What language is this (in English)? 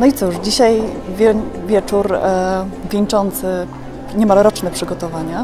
Polish